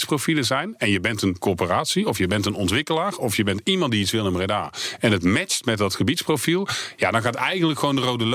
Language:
Dutch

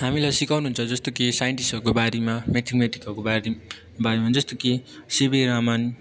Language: Nepali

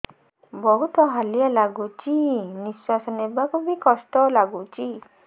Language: Odia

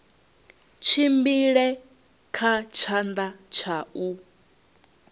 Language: Venda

